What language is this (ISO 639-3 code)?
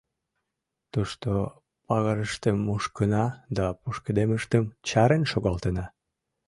chm